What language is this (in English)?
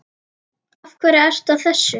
Icelandic